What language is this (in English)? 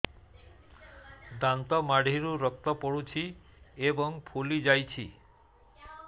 Odia